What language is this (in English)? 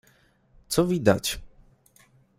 Polish